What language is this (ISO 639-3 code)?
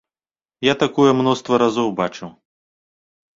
bel